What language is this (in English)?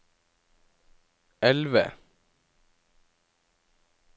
Norwegian